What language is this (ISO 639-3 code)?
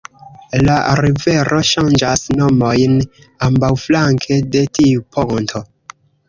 epo